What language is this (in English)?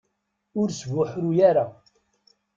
Kabyle